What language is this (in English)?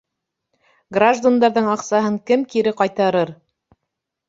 Bashkir